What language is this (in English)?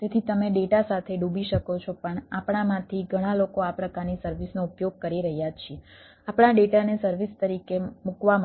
Gujarati